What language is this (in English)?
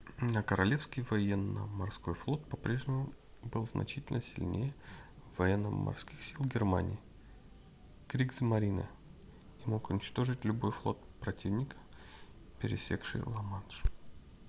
Russian